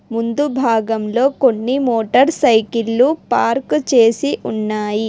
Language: Telugu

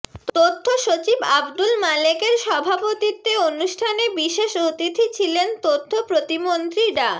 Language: Bangla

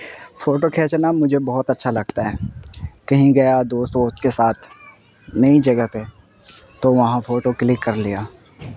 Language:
Urdu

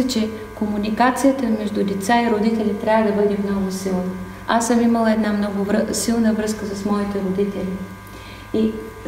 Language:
Bulgarian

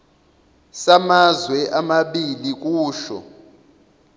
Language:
Zulu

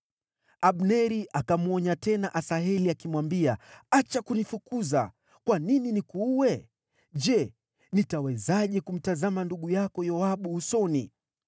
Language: Swahili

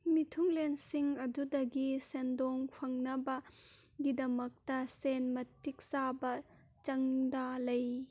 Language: Manipuri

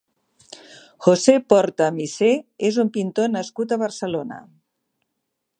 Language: Catalan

